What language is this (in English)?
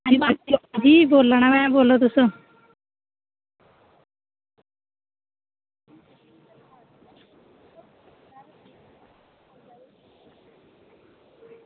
Dogri